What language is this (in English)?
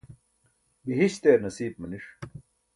Burushaski